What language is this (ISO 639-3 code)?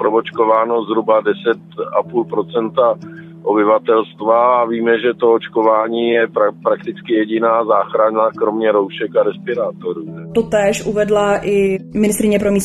ces